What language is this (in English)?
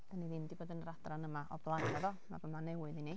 Welsh